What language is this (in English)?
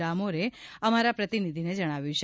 Gujarati